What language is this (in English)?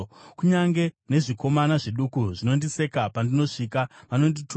Shona